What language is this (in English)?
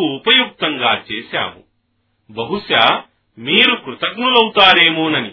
Telugu